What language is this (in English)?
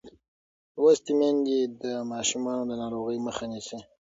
Pashto